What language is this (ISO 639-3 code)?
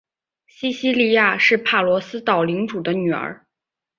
zho